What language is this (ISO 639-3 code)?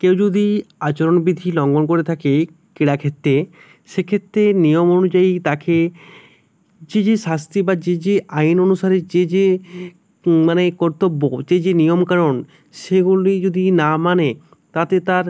ben